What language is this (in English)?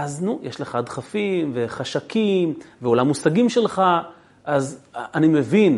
Hebrew